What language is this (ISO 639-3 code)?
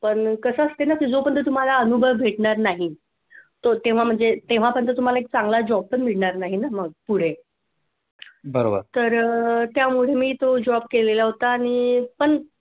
mar